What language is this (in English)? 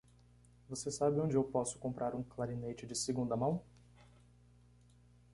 Portuguese